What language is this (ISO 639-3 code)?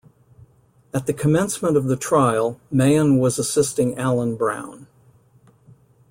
eng